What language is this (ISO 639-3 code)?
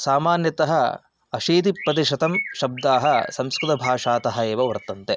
san